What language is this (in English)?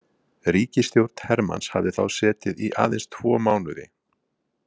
Icelandic